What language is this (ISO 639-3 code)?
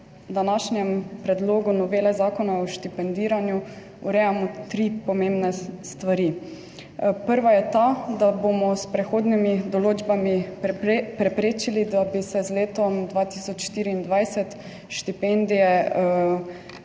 slv